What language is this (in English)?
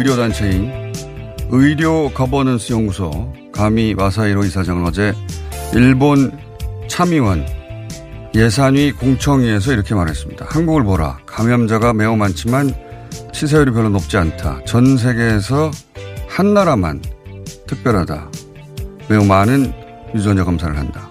Korean